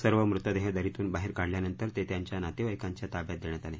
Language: Marathi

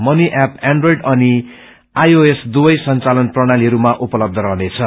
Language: Nepali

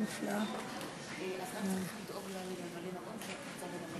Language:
Hebrew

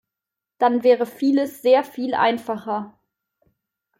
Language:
German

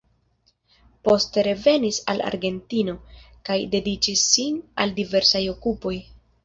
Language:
Esperanto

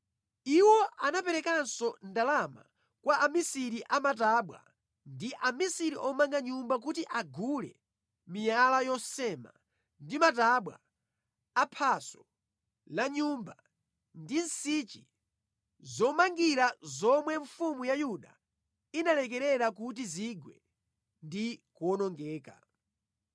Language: Nyanja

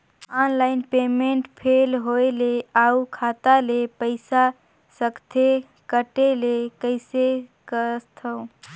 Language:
Chhattisgarhi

